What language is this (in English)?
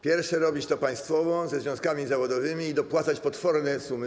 Polish